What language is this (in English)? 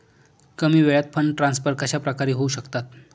Marathi